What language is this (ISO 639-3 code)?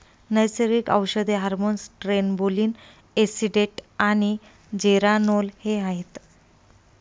mar